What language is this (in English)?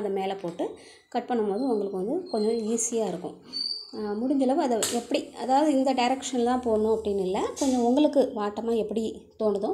Tamil